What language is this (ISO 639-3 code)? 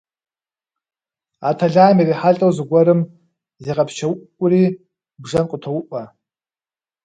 kbd